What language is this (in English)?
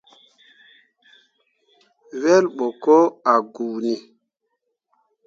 Mundang